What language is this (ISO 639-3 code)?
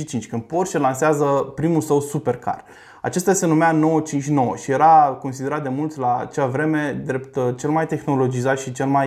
ron